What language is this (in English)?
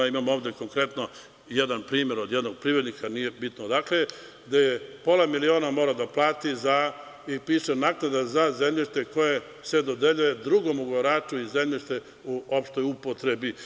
Serbian